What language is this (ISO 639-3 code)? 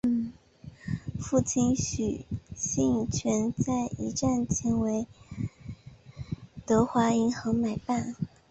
zho